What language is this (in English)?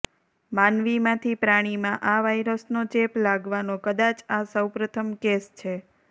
Gujarati